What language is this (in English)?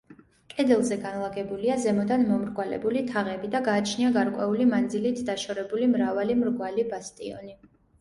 Georgian